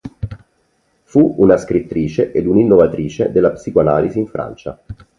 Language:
Italian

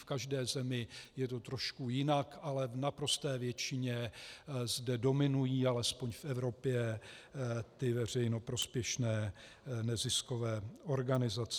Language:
Czech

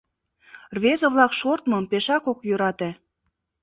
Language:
Mari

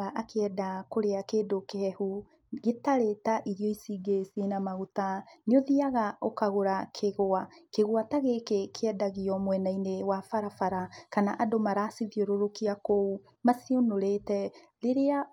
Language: Kikuyu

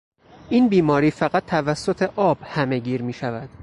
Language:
Persian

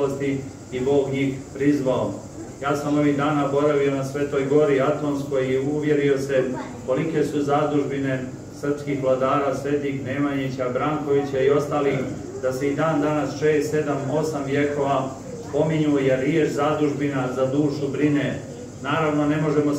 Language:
Romanian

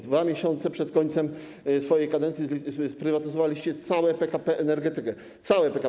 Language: Polish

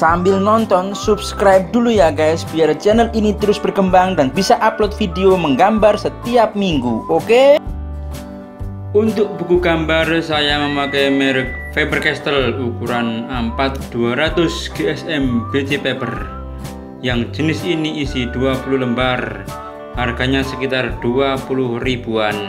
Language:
Indonesian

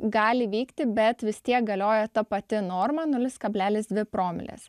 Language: Lithuanian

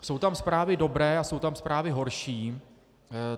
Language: Czech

